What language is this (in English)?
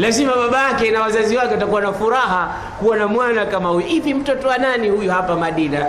Swahili